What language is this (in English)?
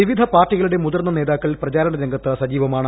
Malayalam